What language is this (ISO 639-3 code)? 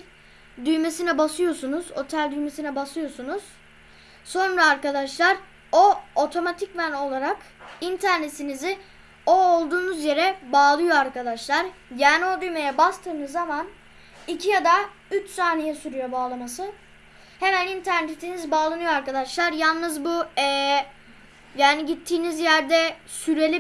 tur